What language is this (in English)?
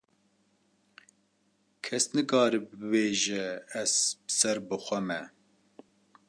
Kurdish